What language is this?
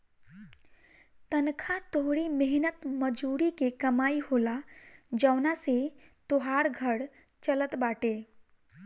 Bhojpuri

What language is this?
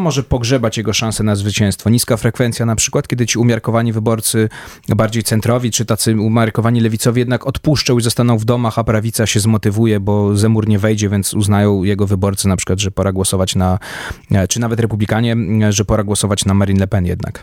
Polish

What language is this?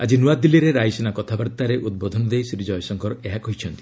Odia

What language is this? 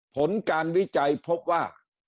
Thai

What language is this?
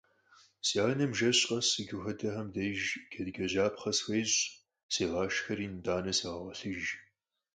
Kabardian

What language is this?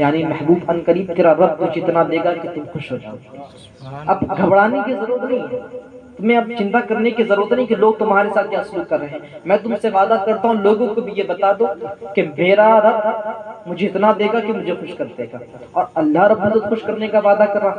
Urdu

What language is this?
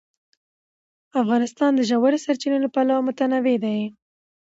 Pashto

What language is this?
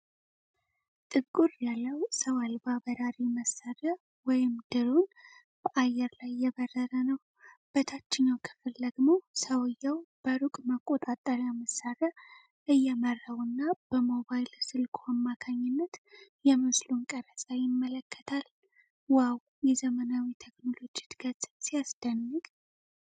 Amharic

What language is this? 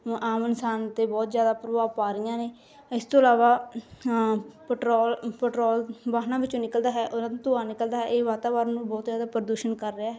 Punjabi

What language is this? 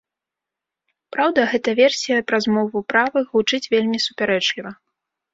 Belarusian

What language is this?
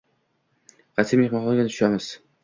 Uzbek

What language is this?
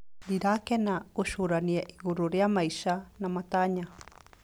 Kikuyu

